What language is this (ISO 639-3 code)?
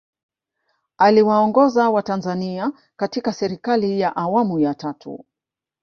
swa